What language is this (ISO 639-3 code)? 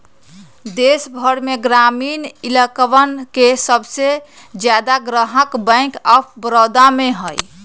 mag